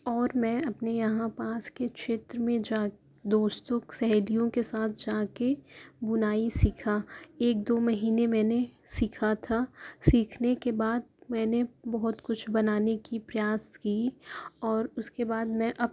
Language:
Urdu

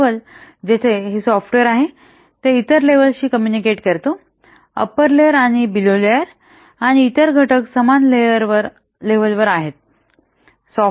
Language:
Marathi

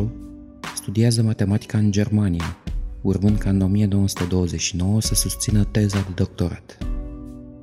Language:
Romanian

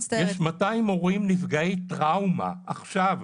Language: Hebrew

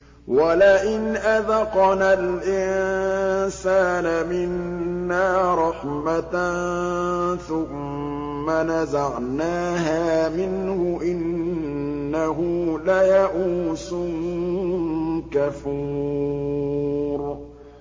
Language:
Arabic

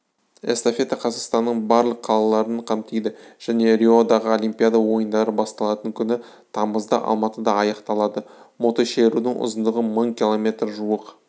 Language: Kazakh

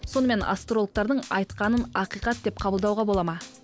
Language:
Kazakh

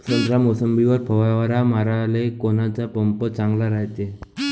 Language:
Marathi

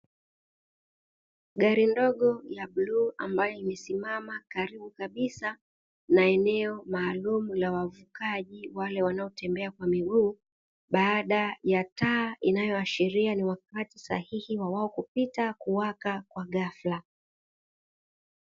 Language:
Swahili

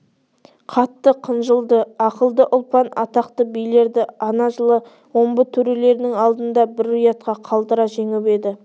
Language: Kazakh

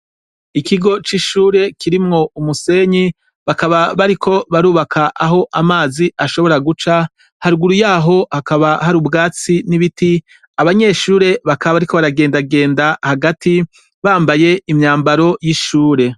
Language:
Rundi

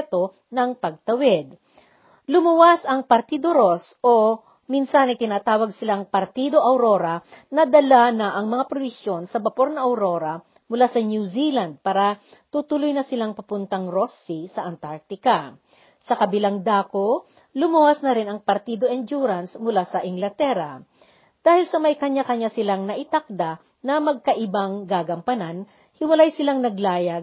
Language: Filipino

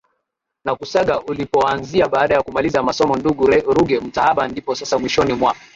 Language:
Swahili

